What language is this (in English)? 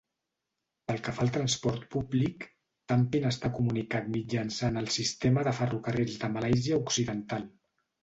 Catalan